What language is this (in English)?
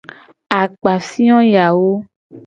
Gen